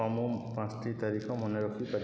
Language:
Odia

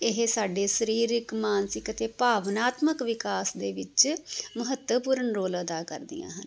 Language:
Punjabi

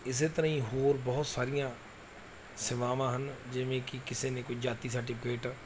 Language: Punjabi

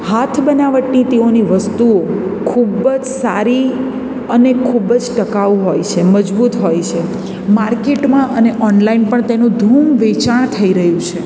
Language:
Gujarati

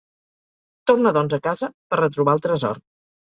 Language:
Catalan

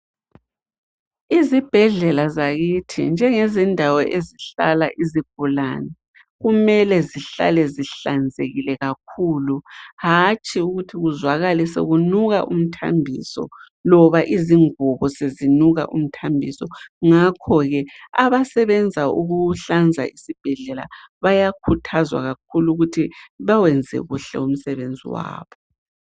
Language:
North Ndebele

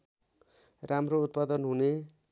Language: Nepali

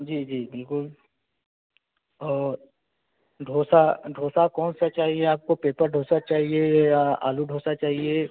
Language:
Hindi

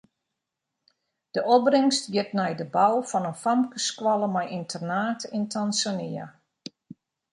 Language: Western Frisian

